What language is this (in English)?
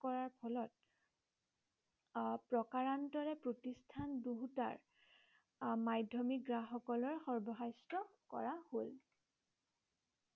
Assamese